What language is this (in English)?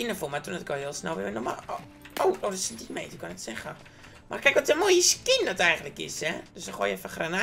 Dutch